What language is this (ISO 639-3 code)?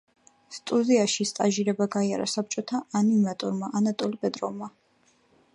kat